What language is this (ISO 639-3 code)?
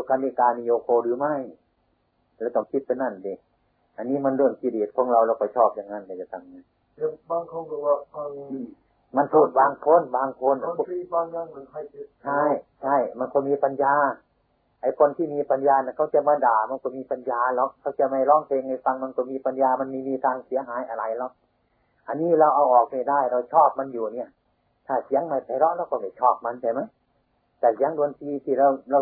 tha